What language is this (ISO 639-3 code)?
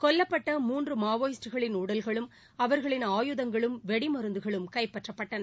tam